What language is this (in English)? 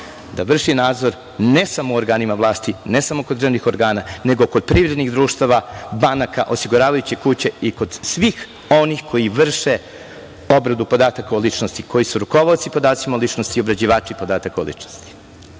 Serbian